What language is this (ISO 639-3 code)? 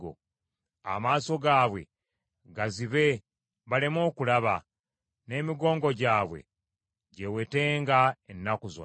lug